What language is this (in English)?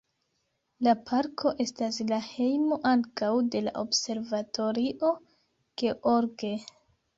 Esperanto